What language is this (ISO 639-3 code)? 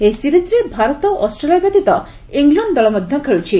ori